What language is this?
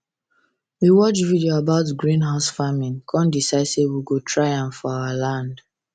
Nigerian Pidgin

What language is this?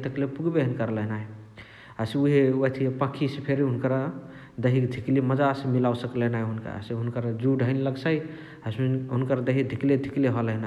Chitwania Tharu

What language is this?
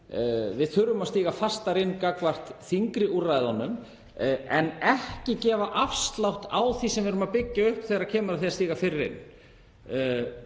Icelandic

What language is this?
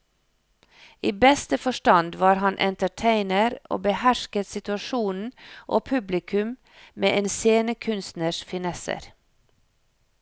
Norwegian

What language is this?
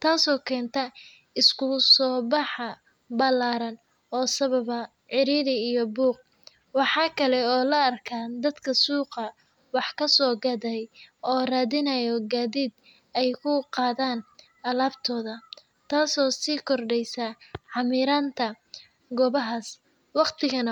Somali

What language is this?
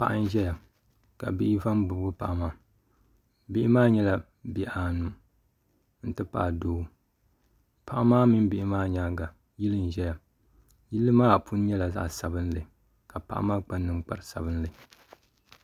Dagbani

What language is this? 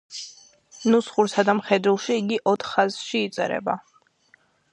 Georgian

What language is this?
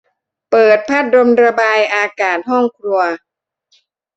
Thai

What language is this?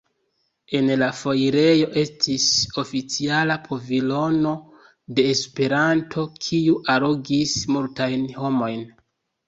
Esperanto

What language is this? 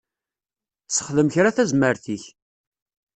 Kabyle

